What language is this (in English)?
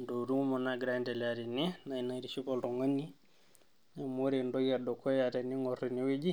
Masai